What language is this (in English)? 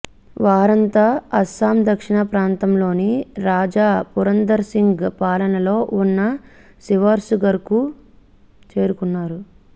Telugu